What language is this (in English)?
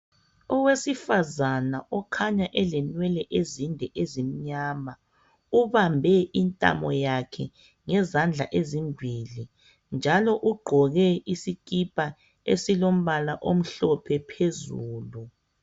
North Ndebele